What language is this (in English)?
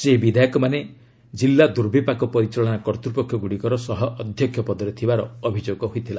Odia